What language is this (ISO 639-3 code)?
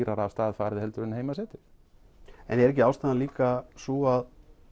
isl